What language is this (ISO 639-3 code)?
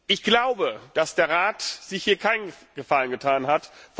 deu